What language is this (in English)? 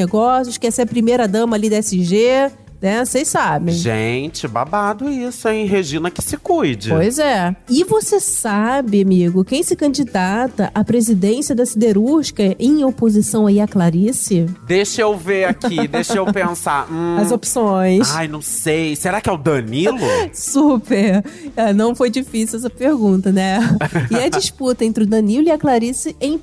Portuguese